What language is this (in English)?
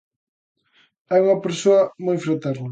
Galician